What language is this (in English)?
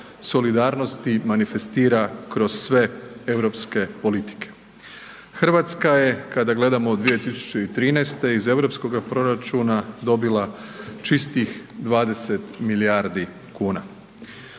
Croatian